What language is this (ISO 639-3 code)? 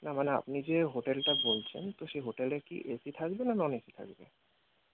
ben